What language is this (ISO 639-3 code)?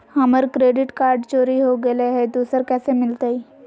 mag